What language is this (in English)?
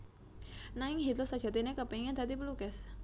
Javanese